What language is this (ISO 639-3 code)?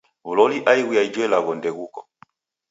dav